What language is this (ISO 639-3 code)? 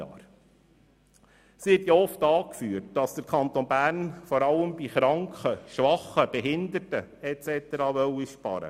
gsw